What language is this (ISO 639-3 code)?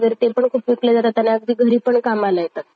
mar